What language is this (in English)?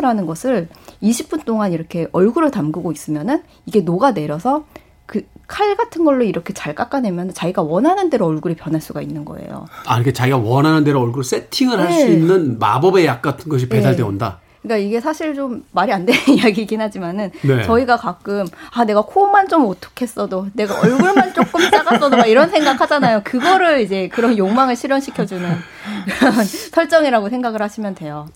Korean